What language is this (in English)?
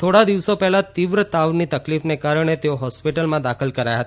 Gujarati